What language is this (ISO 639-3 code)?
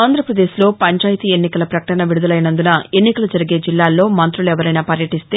tel